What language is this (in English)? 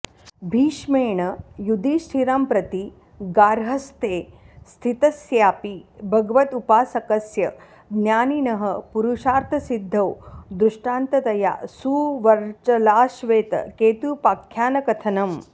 Sanskrit